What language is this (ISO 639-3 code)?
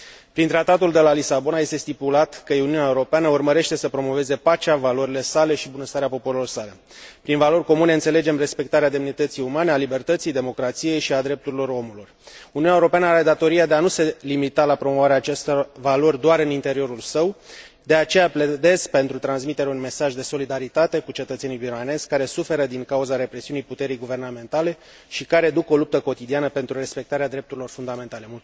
ron